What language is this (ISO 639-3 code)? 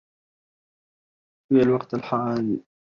ara